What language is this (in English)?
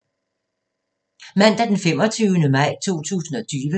Danish